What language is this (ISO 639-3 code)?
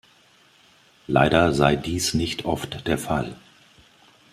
deu